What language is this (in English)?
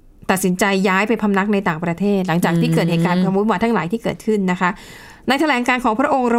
Thai